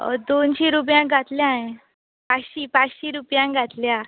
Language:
Konkani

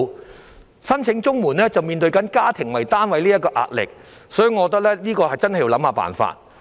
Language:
Cantonese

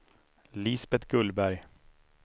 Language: Swedish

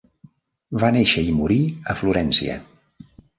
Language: Catalan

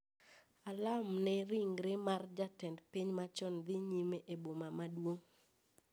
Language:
Luo (Kenya and Tanzania)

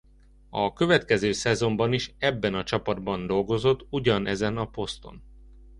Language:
Hungarian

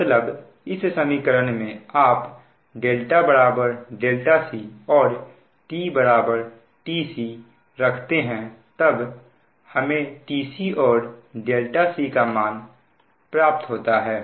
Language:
Hindi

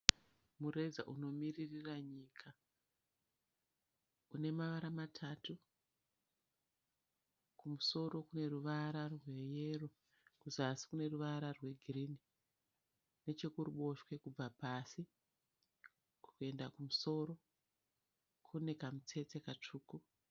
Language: Shona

